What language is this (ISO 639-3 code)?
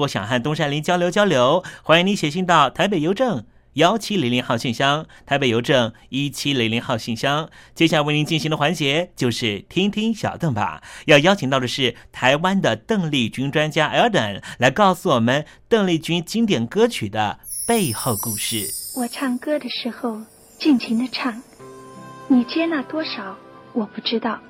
zho